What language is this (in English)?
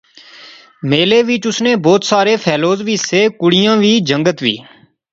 Pahari-Potwari